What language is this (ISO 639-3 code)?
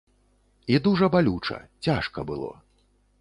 bel